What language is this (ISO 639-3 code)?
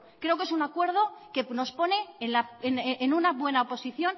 spa